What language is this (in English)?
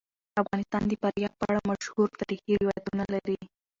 Pashto